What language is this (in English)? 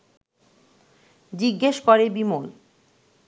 Bangla